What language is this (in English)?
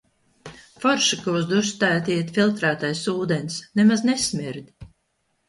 Latvian